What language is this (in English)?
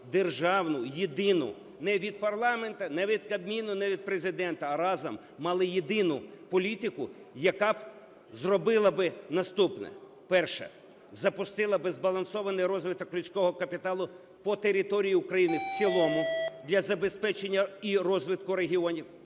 Ukrainian